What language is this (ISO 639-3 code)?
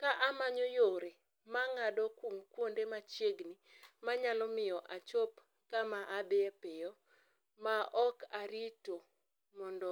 luo